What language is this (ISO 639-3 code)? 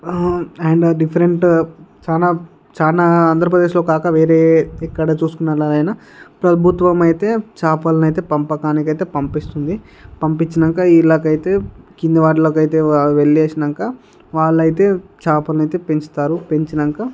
tel